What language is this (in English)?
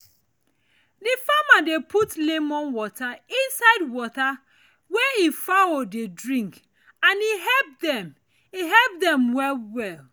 Nigerian Pidgin